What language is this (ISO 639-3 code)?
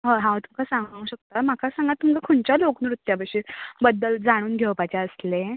kok